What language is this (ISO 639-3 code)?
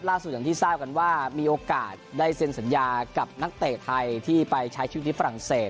tha